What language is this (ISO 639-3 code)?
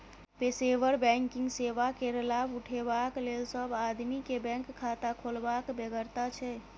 mai